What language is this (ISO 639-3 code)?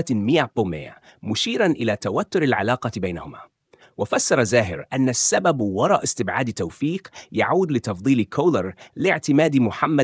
ara